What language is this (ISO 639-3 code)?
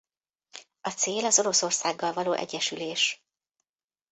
hun